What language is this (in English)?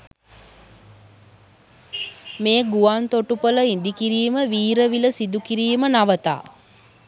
Sinhala